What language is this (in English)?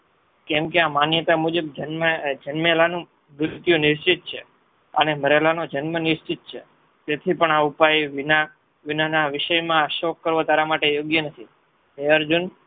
Gujarati